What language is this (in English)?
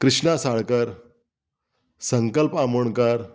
Konkani